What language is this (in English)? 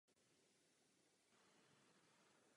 Czech